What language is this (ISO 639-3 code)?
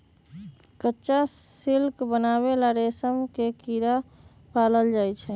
mag